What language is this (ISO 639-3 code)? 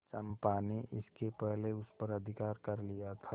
hin